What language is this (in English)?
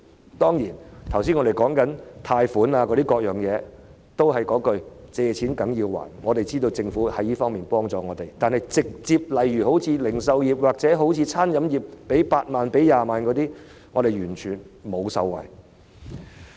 Cantonese